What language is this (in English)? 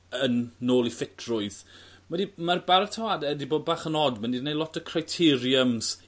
Welsh